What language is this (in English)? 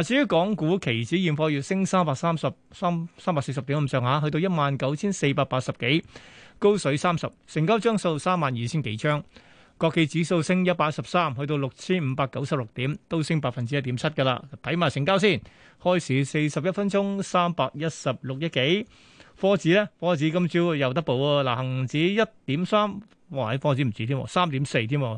Chinese